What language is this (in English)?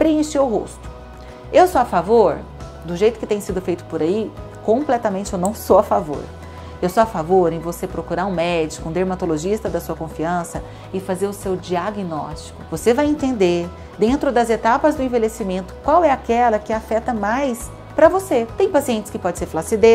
Portuguese